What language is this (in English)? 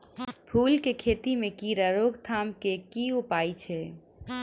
Maithili